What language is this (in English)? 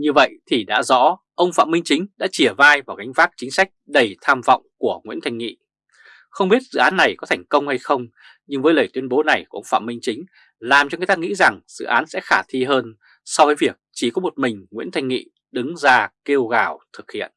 Vietnamese